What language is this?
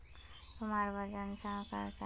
Magahi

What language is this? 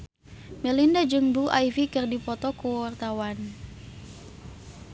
Sundanese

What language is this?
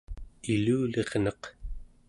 Central Yupik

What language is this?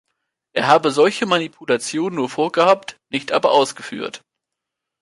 German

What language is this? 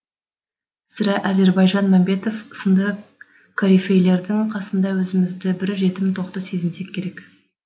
Kazakh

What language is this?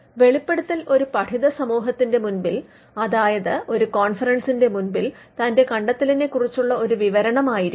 Malayalam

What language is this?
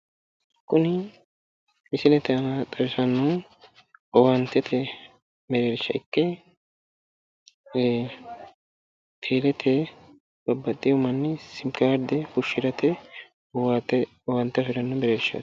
Sidamo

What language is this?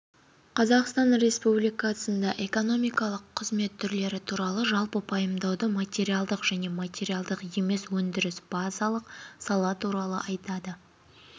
Kazakh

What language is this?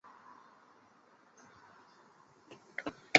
Chinese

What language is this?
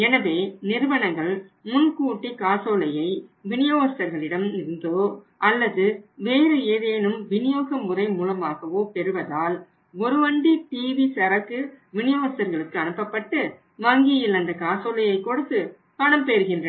Tamil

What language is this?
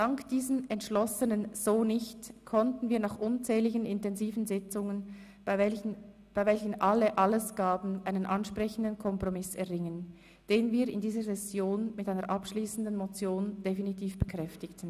Swiss German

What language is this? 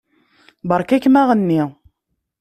Kabyle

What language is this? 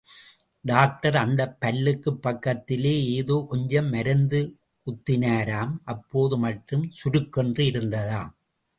Tamil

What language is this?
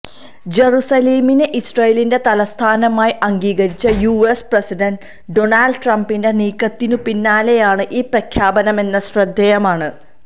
Malayalam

